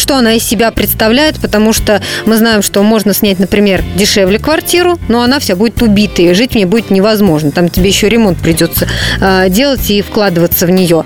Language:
Russian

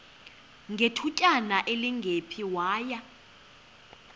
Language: Xhosa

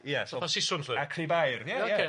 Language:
Welsh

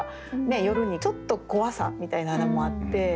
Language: Japanese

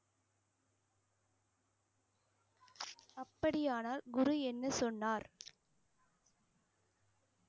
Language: Tamil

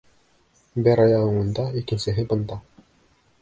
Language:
Bashkir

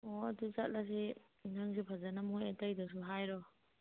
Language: Manipuri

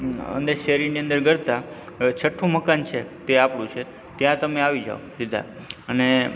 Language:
Gujarati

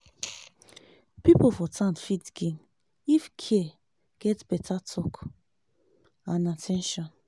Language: Nigerian Pidgin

